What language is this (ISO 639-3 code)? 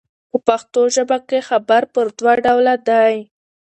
pus